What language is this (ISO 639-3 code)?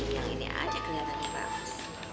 ind